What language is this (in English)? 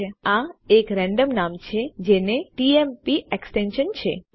Gujarati